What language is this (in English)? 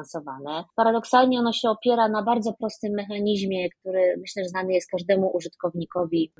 Polish